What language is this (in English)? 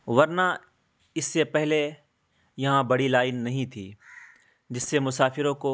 Urdu